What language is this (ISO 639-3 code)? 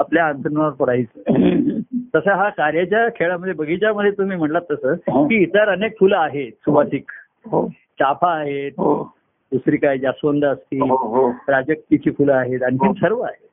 mar